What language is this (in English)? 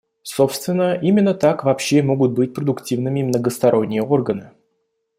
Russian